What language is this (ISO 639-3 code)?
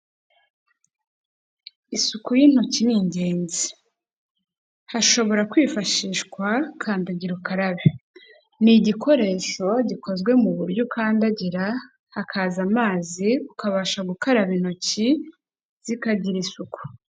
kin